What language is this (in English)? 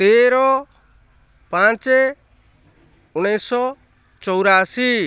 Odia